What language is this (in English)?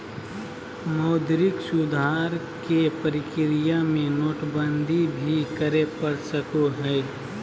Magahi